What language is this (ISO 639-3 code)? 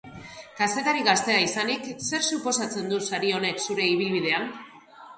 eus